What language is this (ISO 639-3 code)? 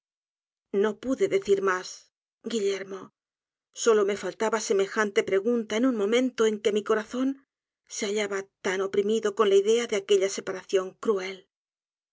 spa